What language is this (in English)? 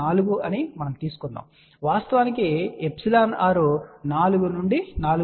Telugu